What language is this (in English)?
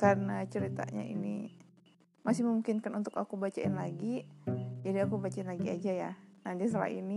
Indonesian